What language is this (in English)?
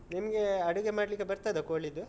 Kannada